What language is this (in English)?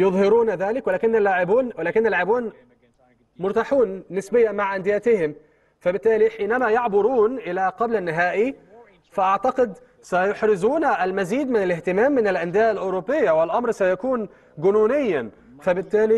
Arabic